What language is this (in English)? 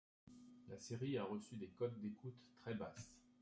French